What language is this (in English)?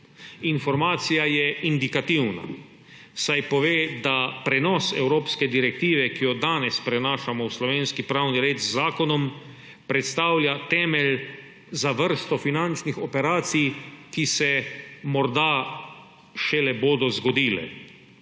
Slovenian